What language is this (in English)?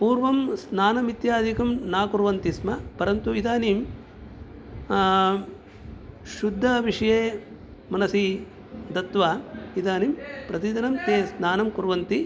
Sanskrit